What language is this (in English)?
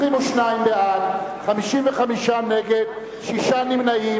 Hebrew